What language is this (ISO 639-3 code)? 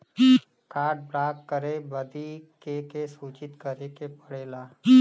bho